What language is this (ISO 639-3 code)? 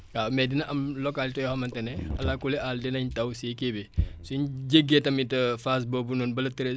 wol